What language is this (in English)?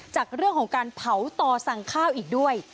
Thai